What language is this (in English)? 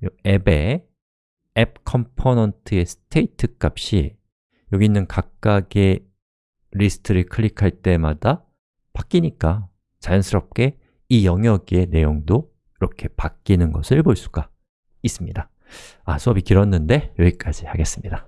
Korean